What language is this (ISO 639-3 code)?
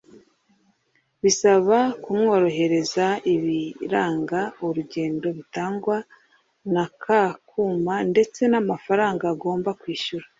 kin